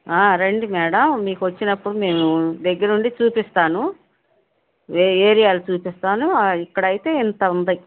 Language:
Telugu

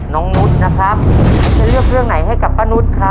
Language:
Thai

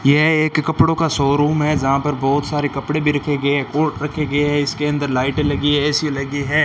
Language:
Hindi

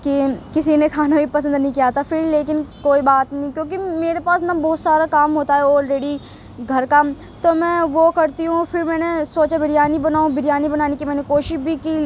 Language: Urdu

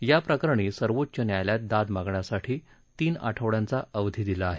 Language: Marathi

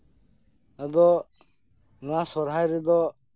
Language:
Santali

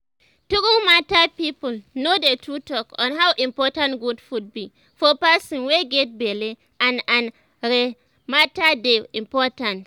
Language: Nigerian Pidgin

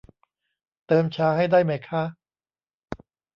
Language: Thai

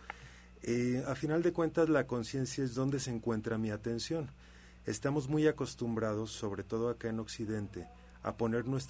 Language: Spanish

